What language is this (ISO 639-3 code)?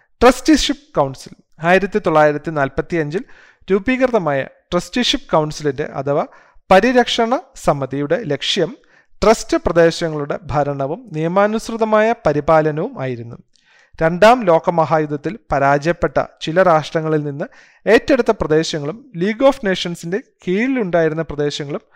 mal